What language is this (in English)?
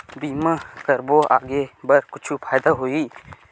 Chhattisgarhi